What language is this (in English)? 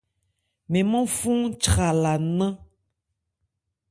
Ebrié